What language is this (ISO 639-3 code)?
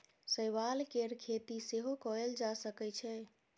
mai